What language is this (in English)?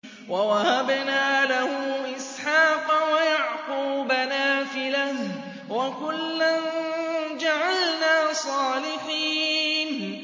Arabic